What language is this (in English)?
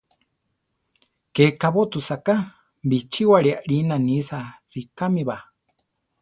Central Tarahumara